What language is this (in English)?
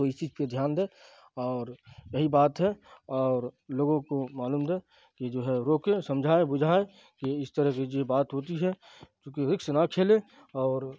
Urdu